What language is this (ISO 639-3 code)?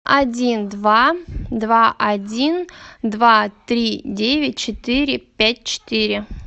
rus